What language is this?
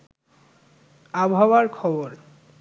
Bangla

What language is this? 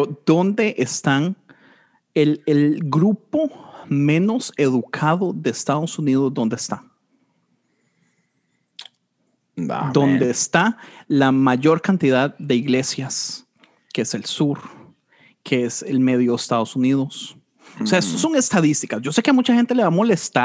Spanish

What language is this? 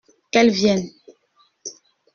French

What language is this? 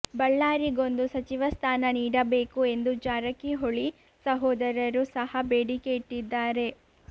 Kannada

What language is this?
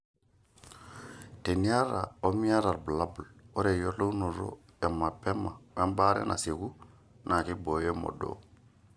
Masai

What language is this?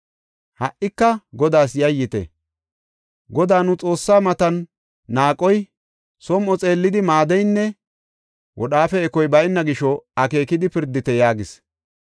Gofa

